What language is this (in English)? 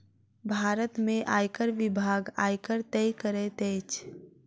Maithili